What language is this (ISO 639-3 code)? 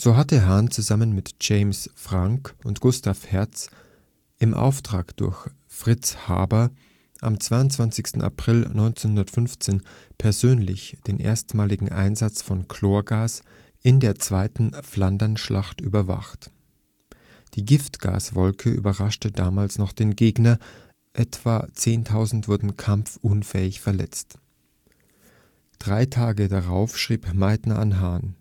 deu